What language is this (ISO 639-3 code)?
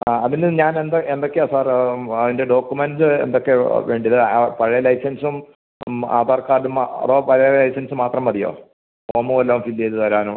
mal